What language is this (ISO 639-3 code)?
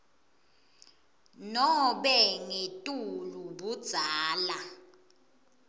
ssw